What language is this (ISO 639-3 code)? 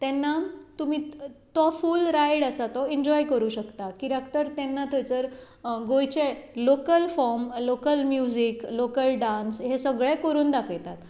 kok